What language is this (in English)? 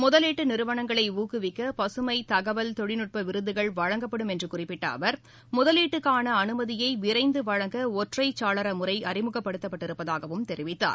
Tamil